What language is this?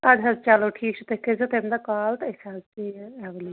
Kashmiri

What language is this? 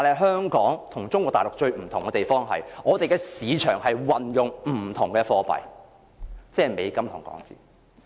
Cantonese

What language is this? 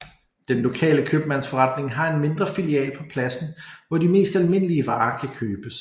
Danish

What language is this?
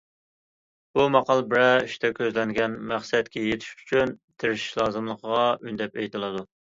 Uyghur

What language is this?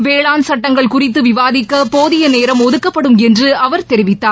Tamil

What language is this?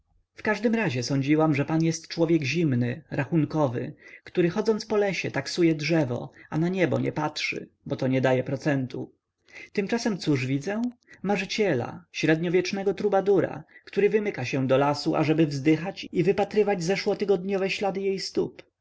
Polish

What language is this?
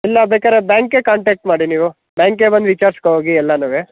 Kannada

